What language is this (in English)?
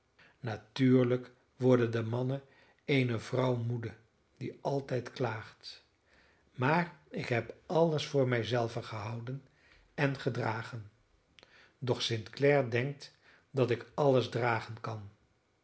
Dutch